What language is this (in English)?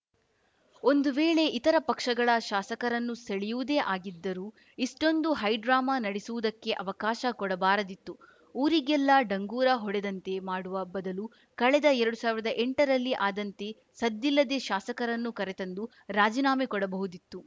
Kannada